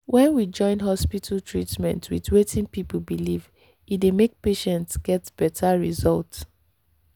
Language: Nigerian Pidgin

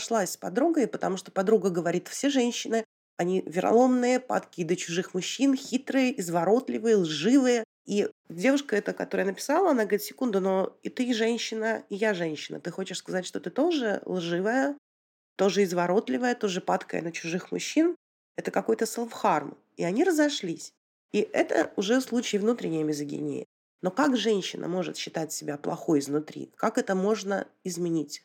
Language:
Russian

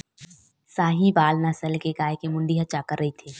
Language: Chhattisgarhi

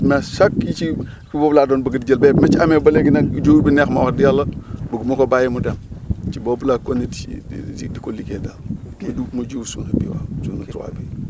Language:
Wolof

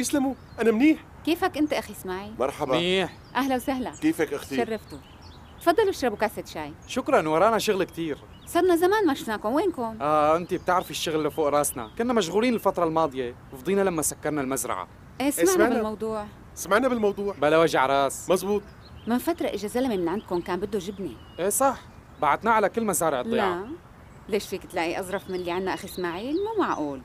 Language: Arabic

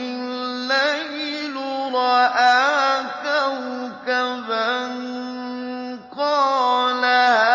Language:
Arabic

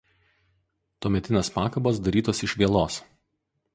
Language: Lithuanian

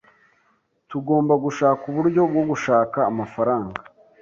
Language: Kinyarwanda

